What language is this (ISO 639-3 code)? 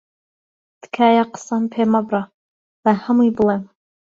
ckb